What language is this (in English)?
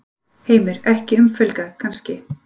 Icelandic